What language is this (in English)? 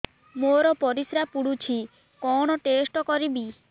Odia